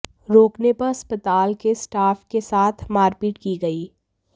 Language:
Hindi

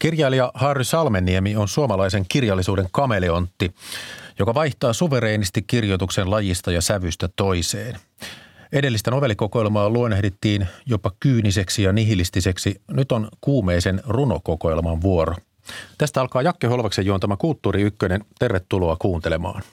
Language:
Finnish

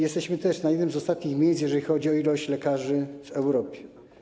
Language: Polish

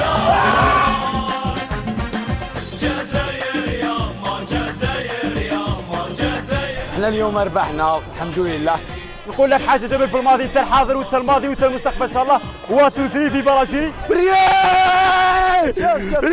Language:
Arabic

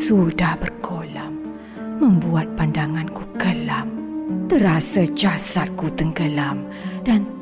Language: Malay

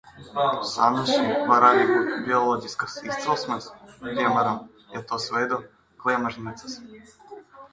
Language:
Latvian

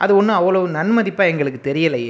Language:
Tamil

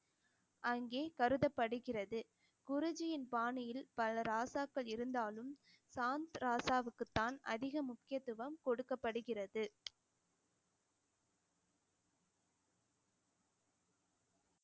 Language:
Tamil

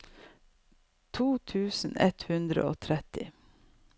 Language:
Norwegian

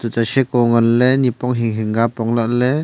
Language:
Wancho Naga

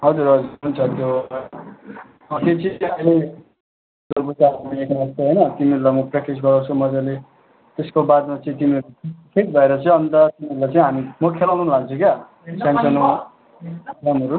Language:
Nepali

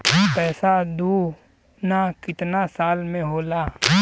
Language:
Bhojpuri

